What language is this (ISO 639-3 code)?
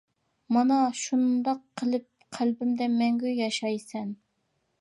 uig